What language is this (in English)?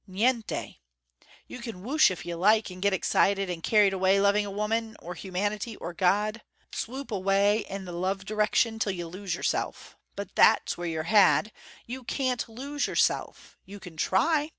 English